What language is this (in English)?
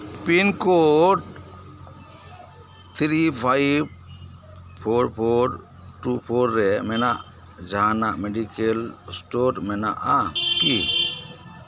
Santali